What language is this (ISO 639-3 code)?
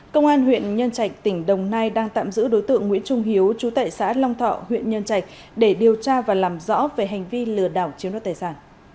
vie